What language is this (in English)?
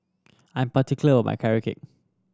English